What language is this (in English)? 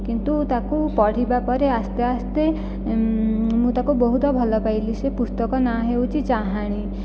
Odia